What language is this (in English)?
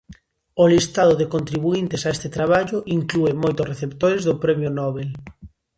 Galician